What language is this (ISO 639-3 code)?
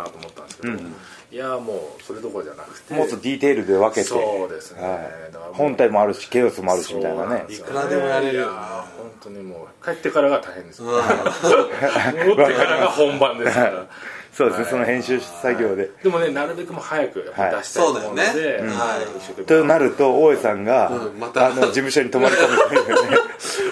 jpn